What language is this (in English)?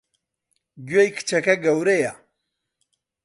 Central Kurdish